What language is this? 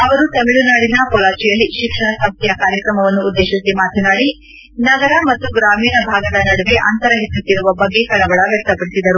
Kannada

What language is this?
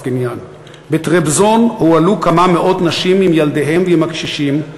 Hebrew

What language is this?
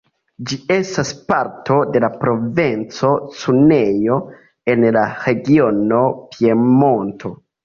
Esperanto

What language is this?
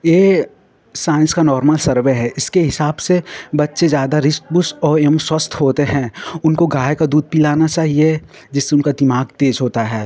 Hindi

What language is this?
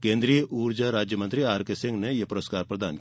Hindi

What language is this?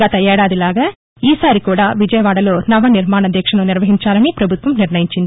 Telugu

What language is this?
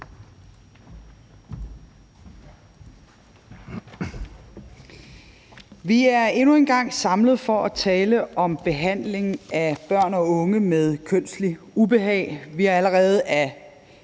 Danish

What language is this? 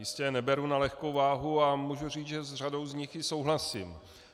Czech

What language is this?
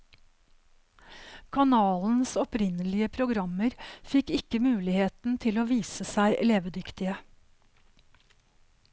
Norwegian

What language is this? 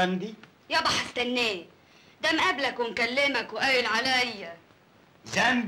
Arabic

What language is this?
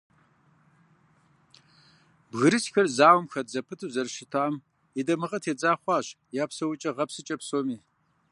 Kabardian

